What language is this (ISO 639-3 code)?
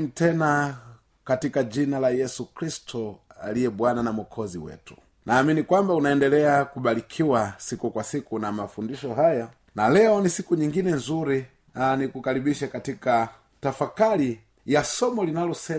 swa